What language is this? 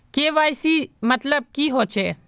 Magahi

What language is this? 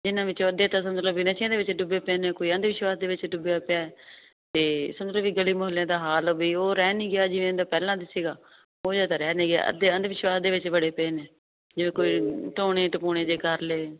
Punjabi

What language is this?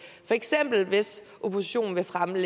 Danish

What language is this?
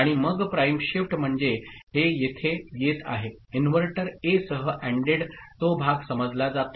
Marathi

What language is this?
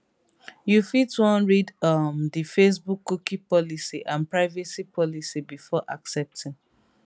Nigerian Pidgin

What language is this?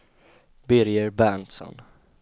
Swedish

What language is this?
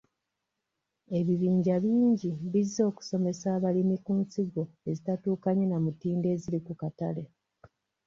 Ganda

